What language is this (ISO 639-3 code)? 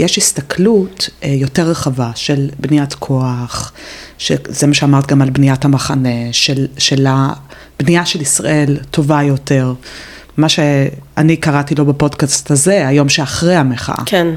heb